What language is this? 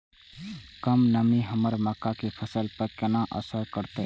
Maithili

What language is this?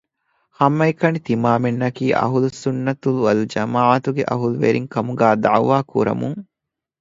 Divehi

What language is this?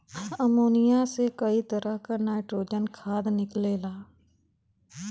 Bhojpuri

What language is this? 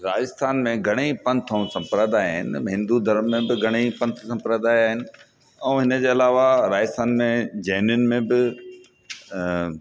Sindhi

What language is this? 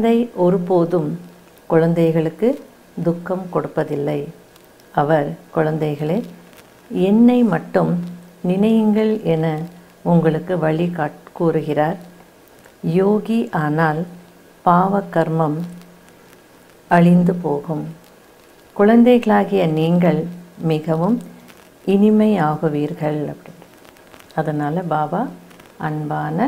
Arabic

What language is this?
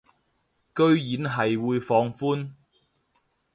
Cantonese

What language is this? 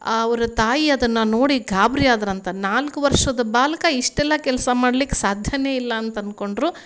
Kannada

